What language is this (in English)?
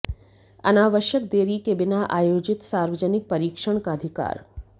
Hindi